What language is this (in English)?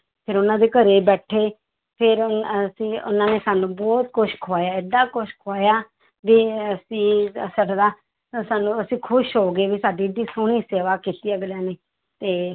Punjabi